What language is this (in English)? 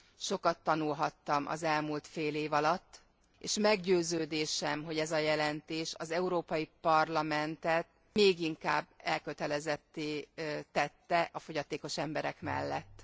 Hungarian